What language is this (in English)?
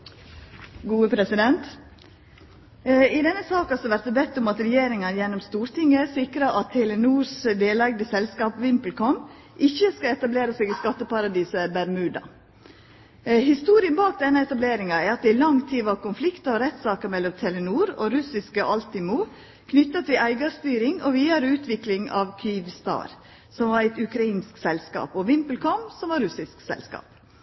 Norwegian Nynorsk